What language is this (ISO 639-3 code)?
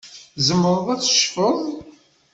kab